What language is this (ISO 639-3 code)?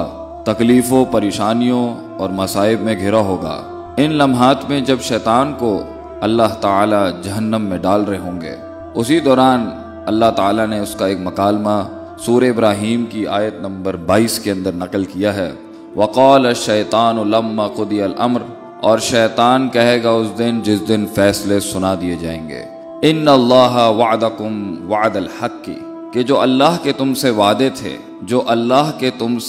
urd